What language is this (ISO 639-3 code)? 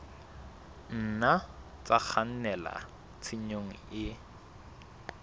sot